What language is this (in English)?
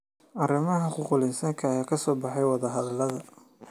Somali